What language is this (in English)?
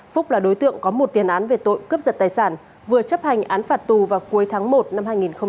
Vietnamese